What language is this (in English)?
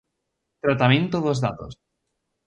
Galician